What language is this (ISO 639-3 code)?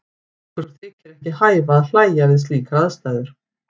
isl